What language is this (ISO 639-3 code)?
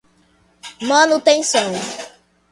por